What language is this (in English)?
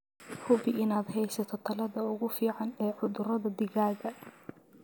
Somali